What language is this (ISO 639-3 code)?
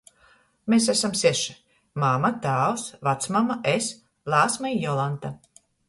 ltg